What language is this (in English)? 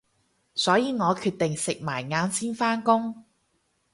Cantonese